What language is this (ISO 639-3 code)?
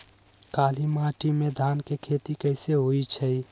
mag